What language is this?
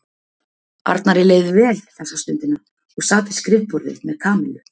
Icelandic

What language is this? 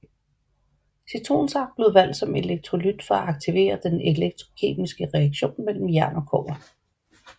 Danish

